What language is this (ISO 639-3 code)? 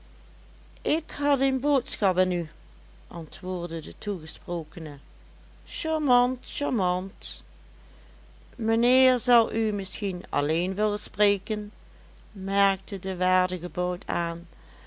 nld